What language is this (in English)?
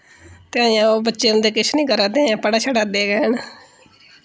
Dogri